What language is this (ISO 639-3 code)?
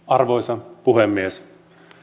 fin